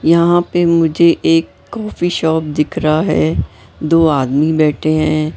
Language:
Hindi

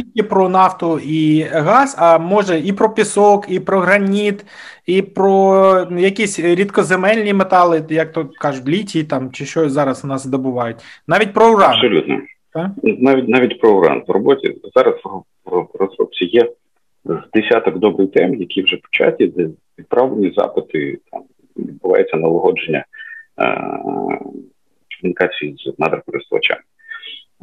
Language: Ukrainian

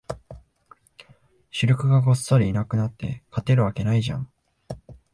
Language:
Japanese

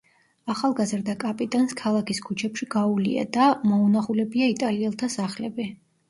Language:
Georgian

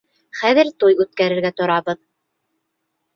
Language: Bashkir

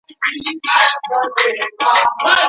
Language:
Pashto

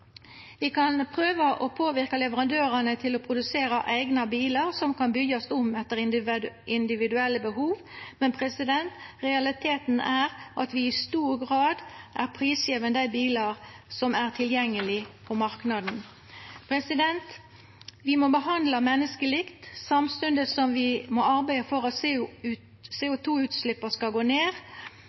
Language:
Norwegian Nynorsk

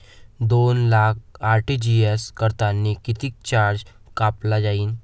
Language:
Marathi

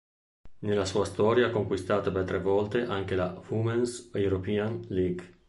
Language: Italian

